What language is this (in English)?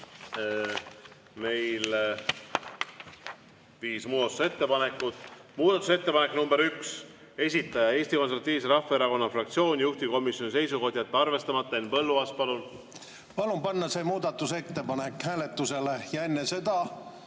Estonian